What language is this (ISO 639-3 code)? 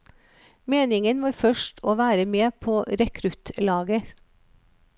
nor